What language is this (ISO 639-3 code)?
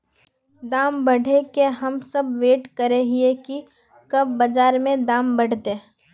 mag